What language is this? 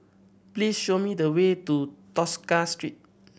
English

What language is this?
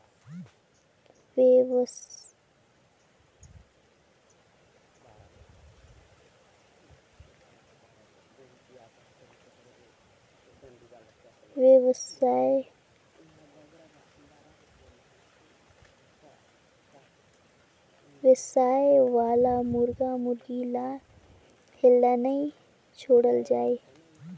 Chhattisgarhi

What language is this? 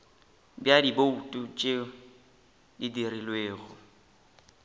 Northern Sotho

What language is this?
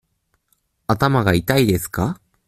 Japanese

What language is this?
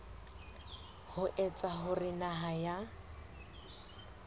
Southern Sotho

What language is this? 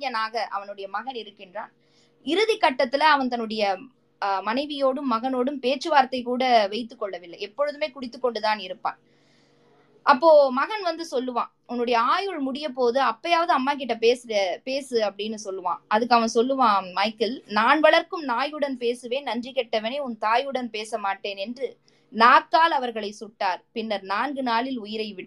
Tamil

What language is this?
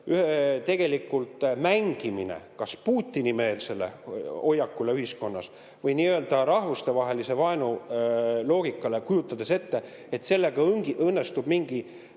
Estonian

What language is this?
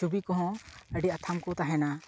Santali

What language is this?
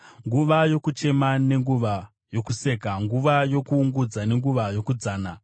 Shona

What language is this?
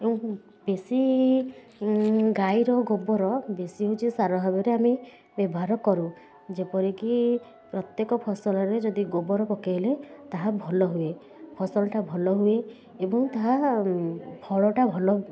Odia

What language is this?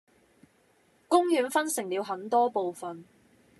Cantonese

